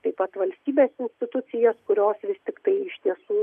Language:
Lithuanian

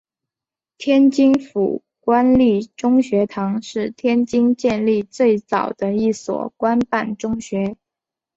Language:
Chinese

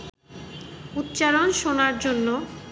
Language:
Bangla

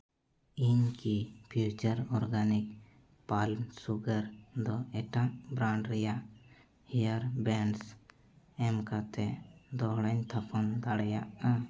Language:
Santali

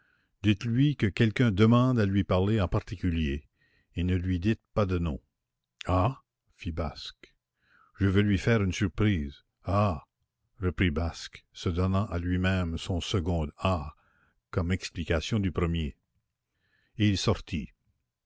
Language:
French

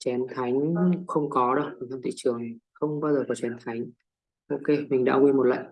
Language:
Vietnamese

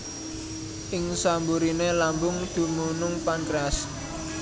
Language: Javanese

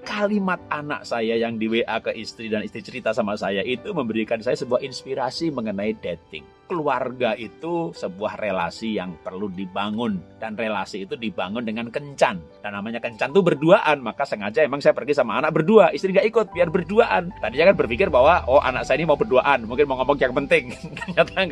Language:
Indonesian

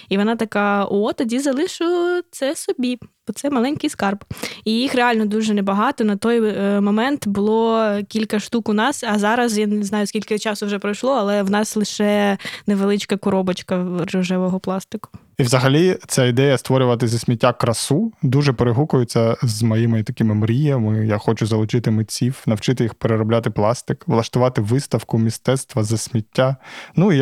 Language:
Ukrainian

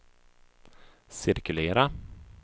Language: Swedish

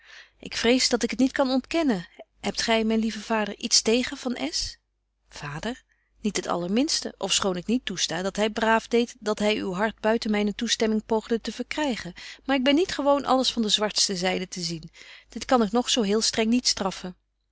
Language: Dutch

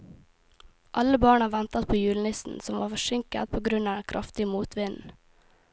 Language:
Norwegian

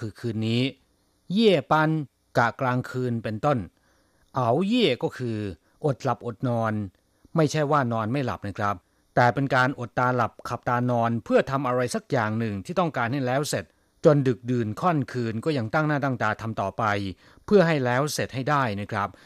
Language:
Thai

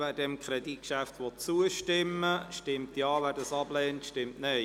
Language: Swiss German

